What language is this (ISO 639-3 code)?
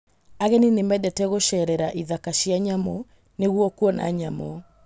kik